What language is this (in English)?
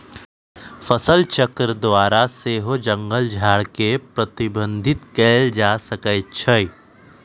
Magahi